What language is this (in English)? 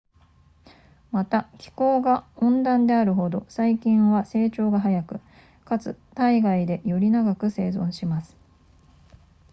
Japanese